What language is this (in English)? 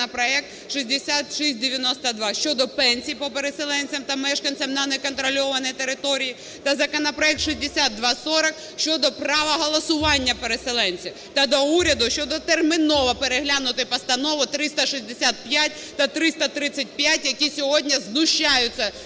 Ukrainian